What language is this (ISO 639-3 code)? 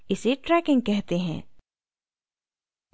hin